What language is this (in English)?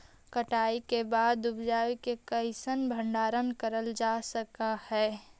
Magahi